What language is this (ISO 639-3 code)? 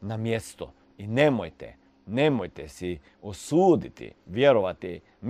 hrv